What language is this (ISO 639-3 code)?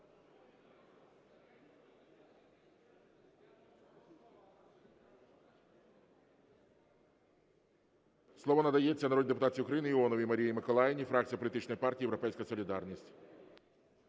ukr